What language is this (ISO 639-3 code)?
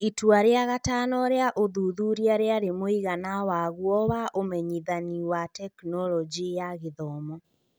kik